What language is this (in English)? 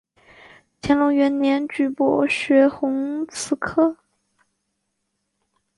Chinese